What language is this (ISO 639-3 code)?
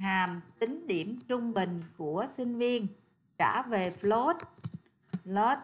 vie